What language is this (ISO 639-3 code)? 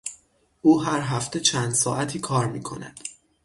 fas